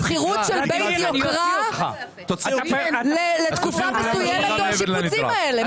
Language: Hebrew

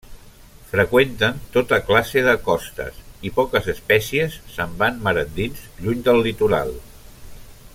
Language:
Catalan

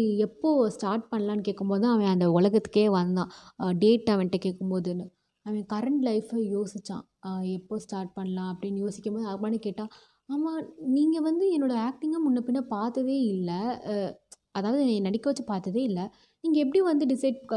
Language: Tamil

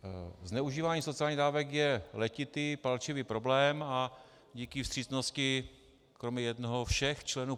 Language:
Czech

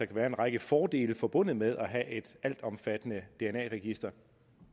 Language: Danish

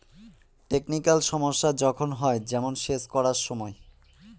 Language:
Bangla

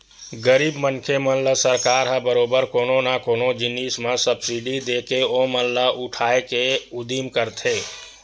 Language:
Chhattisgarhi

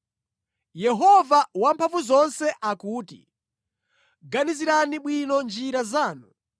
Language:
Nyanja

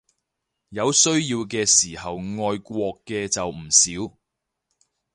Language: Cantonese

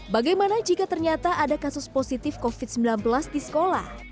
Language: Indonesian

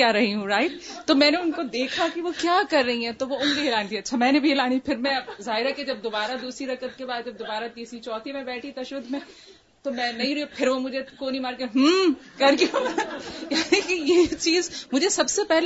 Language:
Urdu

